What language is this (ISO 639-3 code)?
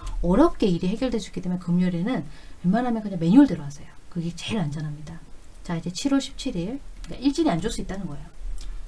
kor